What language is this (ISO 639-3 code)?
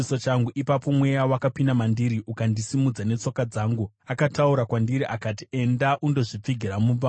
sna